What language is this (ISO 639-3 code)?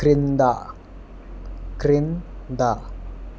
tel